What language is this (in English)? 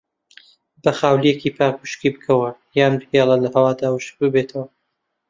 Central Kurdish